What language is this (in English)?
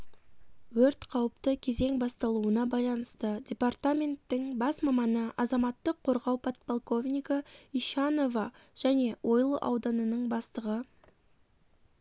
Kazakh